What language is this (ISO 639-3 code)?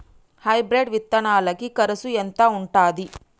tel